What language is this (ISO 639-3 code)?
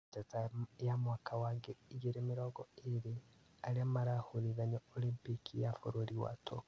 kik